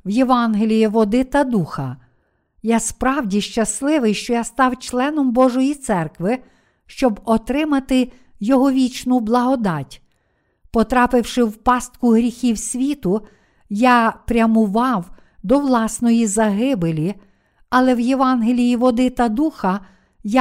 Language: Ukrainian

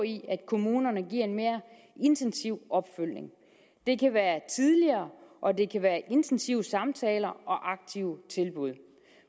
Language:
Danish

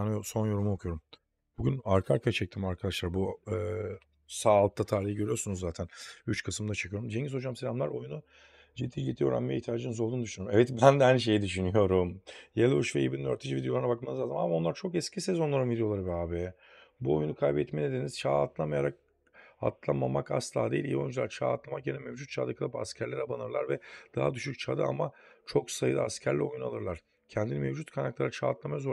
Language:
Turkish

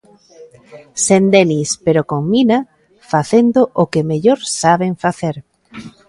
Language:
Galician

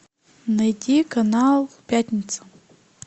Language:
Russian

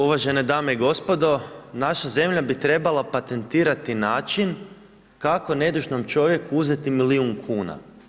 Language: Croatian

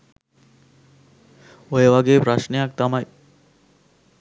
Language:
Sinhala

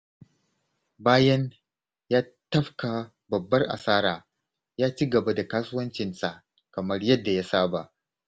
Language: Hausa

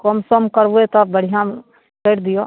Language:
Maithili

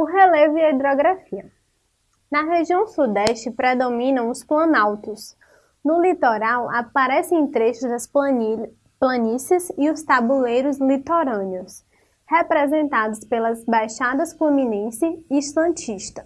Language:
Portuguese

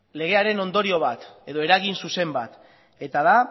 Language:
Basque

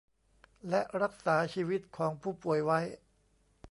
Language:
Thai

